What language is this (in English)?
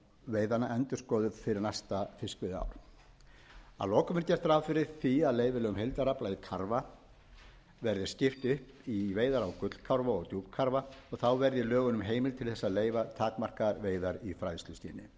Icelandic